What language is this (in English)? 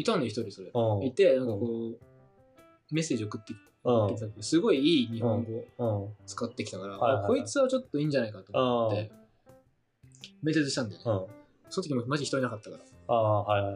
Japanese